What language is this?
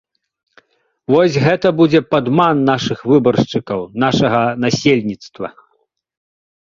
Belarusian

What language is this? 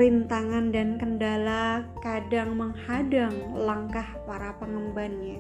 Indonesian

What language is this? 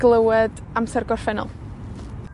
Welsh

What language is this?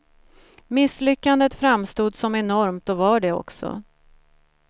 Swedish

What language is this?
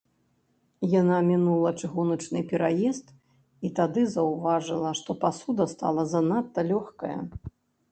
Belarusian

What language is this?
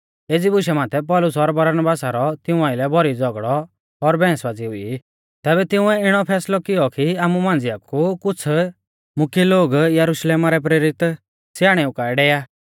Mahasu Pahari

